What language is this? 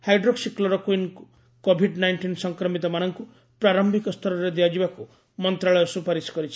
Odia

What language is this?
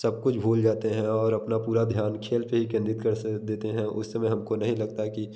Hindi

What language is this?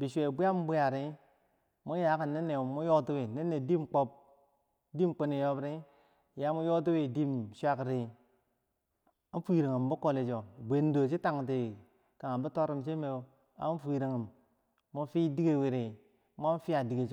Bangwinji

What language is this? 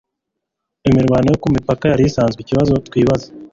Kinyarwanda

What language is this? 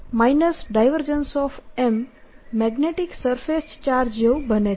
Gujarati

